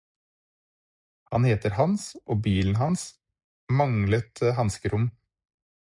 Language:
Norwegian Bokmål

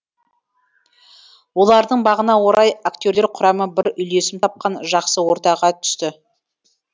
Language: Kazakh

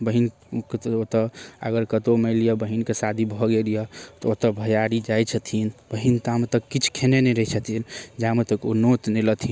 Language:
Maithili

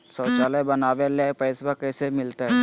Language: Magahi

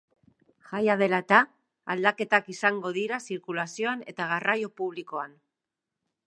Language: Basque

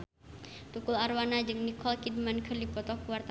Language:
Sundanese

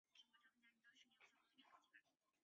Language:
Chinese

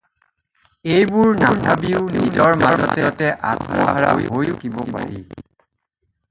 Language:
Assamese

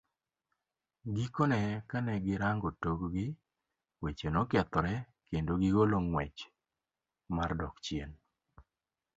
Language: Luo (Kenya and Tanzania)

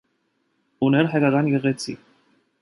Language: Armenian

